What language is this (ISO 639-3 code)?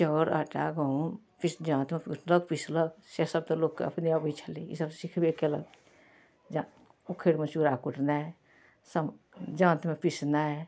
mai